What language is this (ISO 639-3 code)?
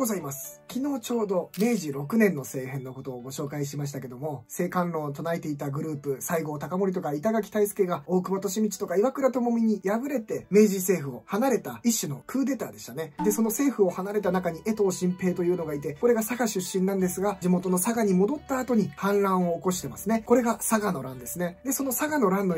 jpn